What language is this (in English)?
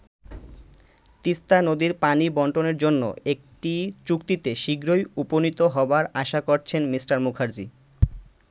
Bangla